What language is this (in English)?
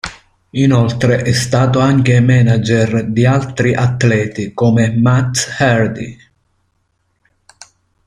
Italian